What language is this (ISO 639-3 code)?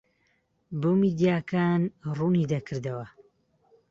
ckb